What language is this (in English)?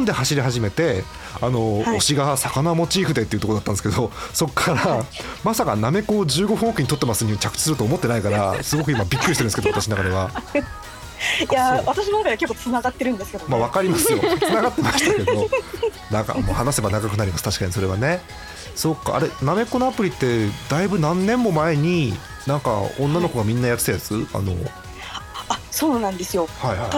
Japanese